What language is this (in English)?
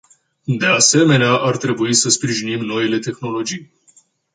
Romanian